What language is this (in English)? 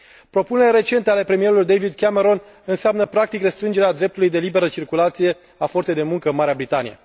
Romanian